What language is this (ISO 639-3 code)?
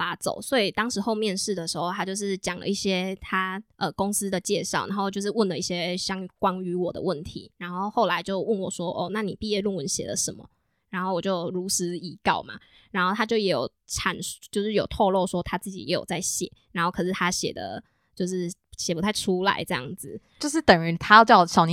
zho